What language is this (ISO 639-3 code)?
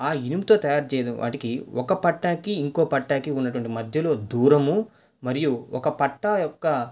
tel